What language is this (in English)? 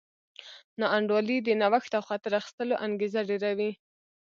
Pashto